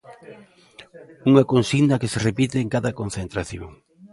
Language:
Galician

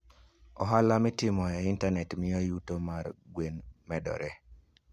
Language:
Luo (Kenya and Tanzania)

